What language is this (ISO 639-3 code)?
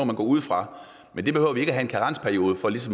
dan